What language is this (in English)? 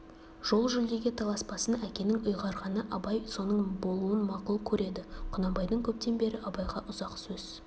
Kazakh